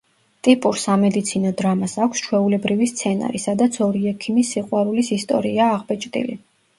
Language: Georgian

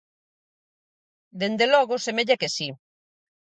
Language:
Galician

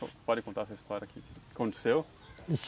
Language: Portuguese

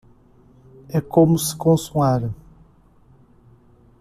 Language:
Portuguese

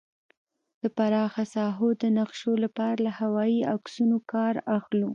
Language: Pashto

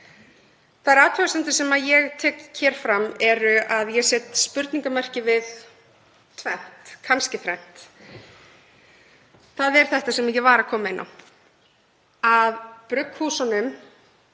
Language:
Icelandic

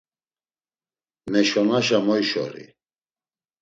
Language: Laz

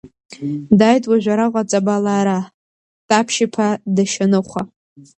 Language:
Abkhazian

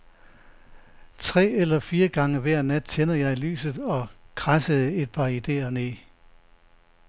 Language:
Danish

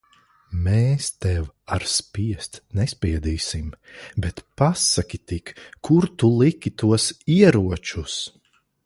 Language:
Latvian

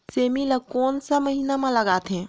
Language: Chhattisgarhi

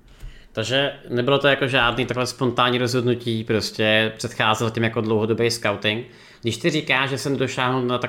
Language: Czech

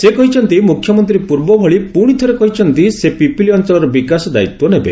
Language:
Odia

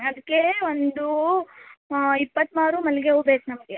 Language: Kannada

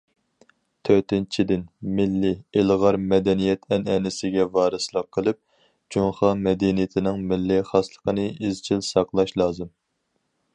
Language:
Uyghur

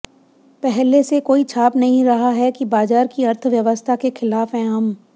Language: Hindi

